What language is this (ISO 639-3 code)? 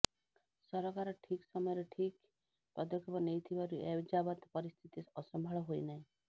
ori